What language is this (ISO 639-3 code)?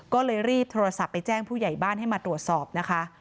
tha